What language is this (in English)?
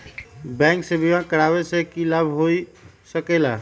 Magahi